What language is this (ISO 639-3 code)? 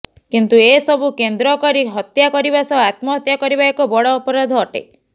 ori